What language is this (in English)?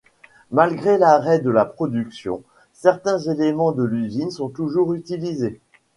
French